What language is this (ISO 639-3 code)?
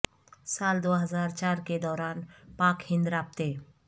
urd